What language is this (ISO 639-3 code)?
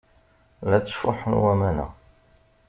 kab